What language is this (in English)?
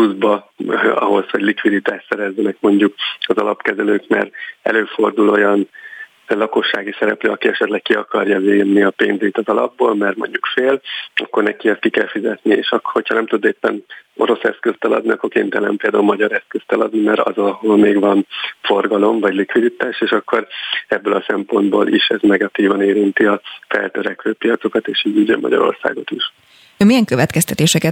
Hungarian